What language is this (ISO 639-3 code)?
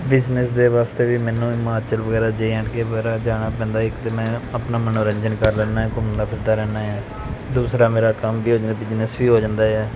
pan